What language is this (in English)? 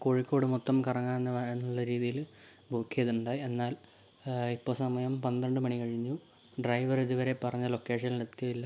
Malayalam